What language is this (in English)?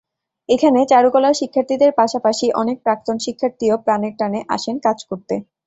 Bangla